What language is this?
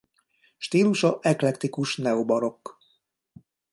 Hungarian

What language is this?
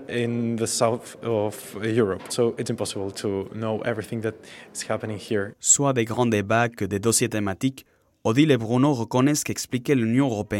French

